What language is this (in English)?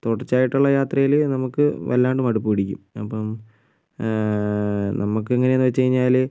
Malayalam